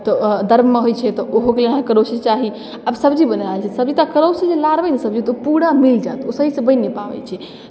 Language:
Maithili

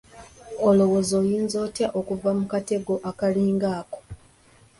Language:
Ganda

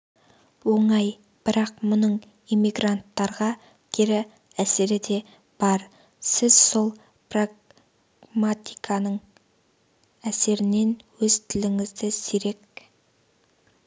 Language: Kazakh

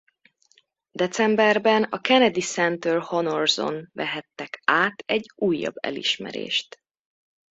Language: Hungarian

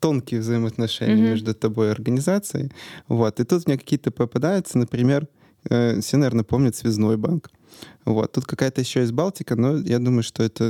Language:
Russian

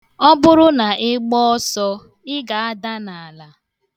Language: Igbo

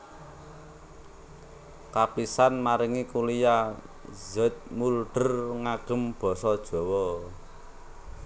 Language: Javanese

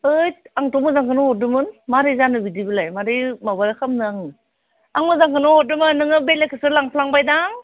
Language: Bodo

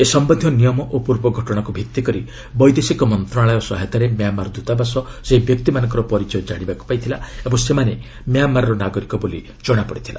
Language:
Odia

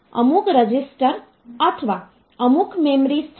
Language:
Gujarati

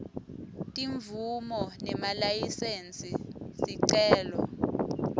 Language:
Swati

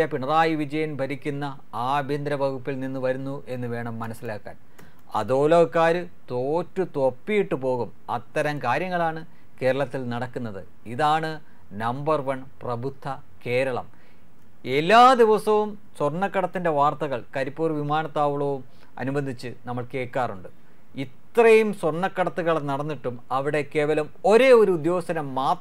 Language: Malayalam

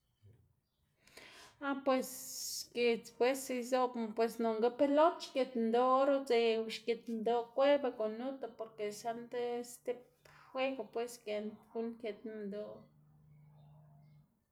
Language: Xanaguía Zapotec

